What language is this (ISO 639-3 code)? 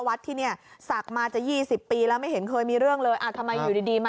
tha